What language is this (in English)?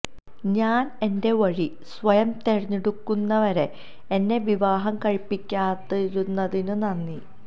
Malayalam